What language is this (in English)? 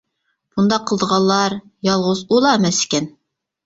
Uyghur